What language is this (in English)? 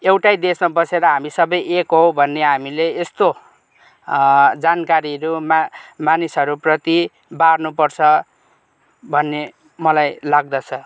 Nepali